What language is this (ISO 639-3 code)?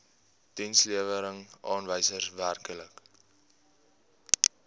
afr